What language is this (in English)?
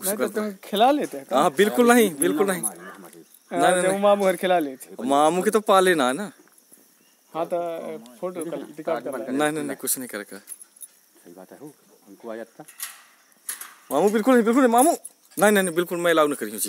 Turkish